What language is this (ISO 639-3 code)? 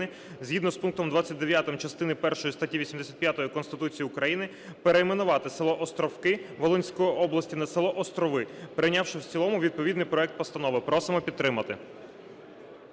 ukr